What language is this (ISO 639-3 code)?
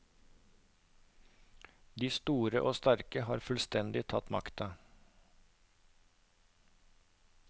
nor